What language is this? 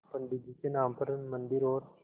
Hindi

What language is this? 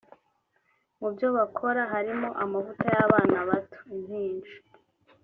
Kinyarwanda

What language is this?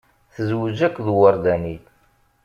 Kabyle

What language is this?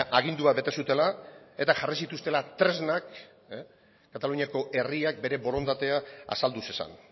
Basque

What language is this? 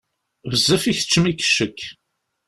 Kabyle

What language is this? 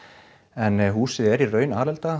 Icelandic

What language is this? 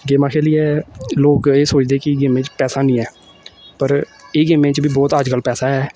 Dogri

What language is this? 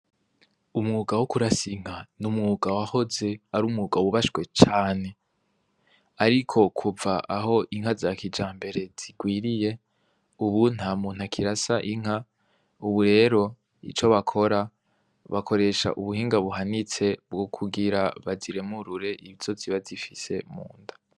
Rundi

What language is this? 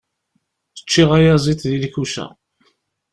Kabyle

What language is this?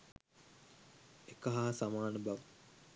Sinhala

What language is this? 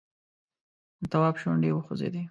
Pashto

